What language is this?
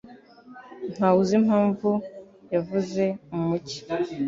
Kinyarwanda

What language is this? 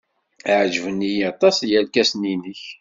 Kabyle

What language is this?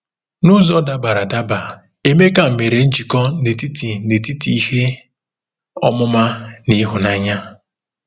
Igbo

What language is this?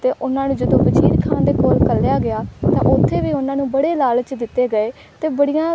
Punjabi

